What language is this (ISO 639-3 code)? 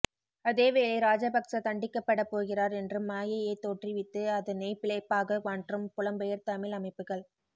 tam